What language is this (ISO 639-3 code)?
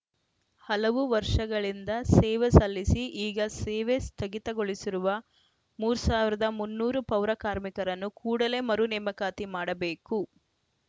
kan